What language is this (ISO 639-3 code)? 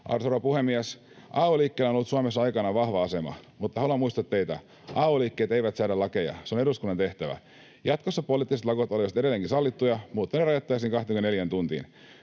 fin